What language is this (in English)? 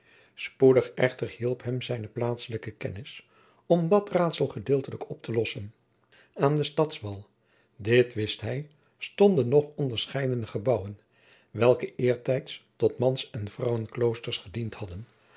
Dutch